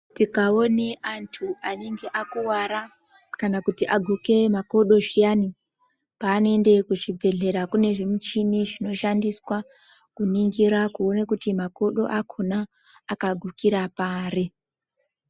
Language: Ndau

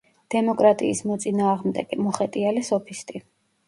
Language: Georgian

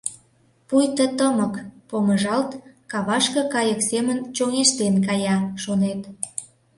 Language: Mari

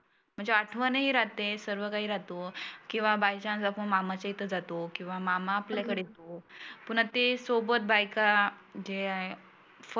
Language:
Marathi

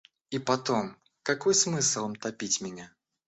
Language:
Russian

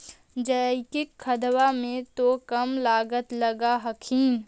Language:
Magahi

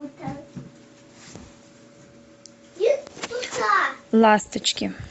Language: Russian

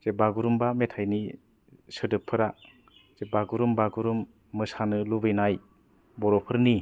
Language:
Bodo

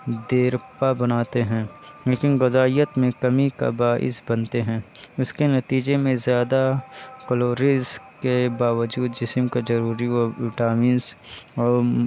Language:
Urdu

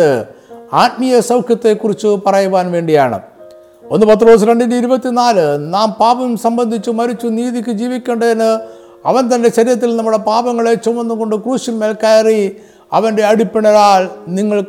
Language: Malayalam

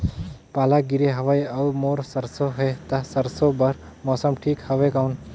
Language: Chhattisgarhi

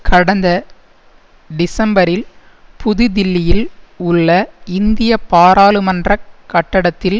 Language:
Tamil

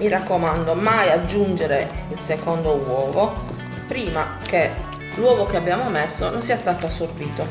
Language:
Italian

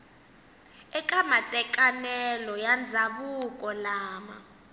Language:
Tsonga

